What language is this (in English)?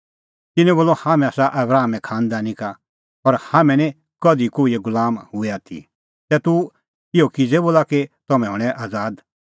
Kullu Pahari